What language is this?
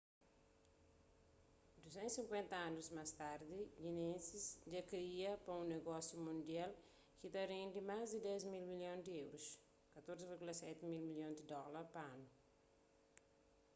Kabuverdianu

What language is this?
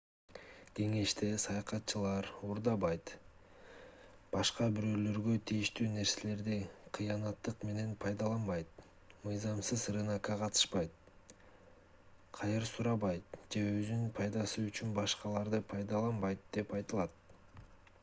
Kyrgyz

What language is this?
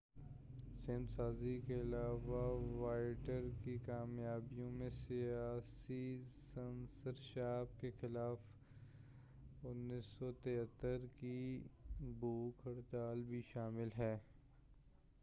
Urdu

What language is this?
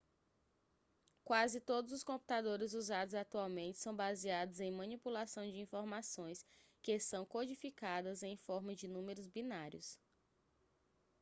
Portuguese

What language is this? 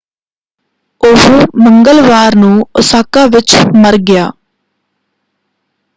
Punjabi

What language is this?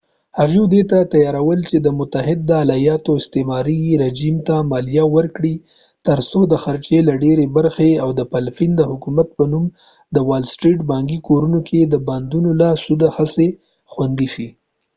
Pashto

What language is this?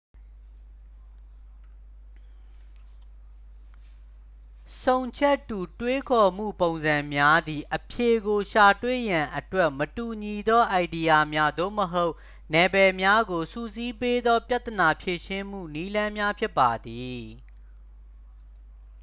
Burmese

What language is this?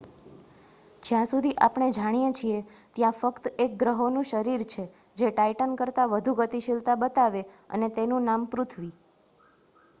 Gujarati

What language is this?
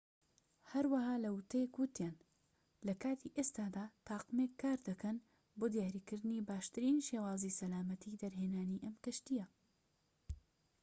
Central Kurdish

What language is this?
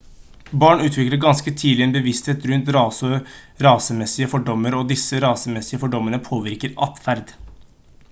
Norwegian Bokmål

